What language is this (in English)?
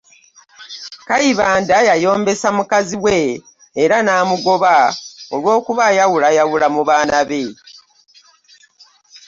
Ganda